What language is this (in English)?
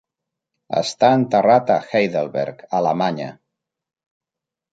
Catalan